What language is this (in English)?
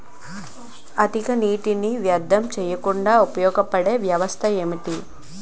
Telugu